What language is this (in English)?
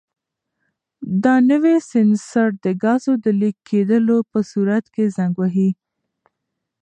Pashto